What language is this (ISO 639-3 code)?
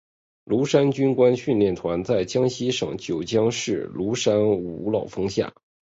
zho